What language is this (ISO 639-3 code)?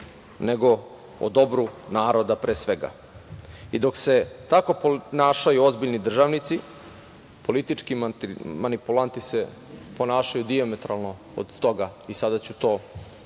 srp